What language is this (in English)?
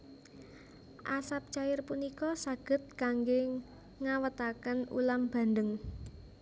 Javanese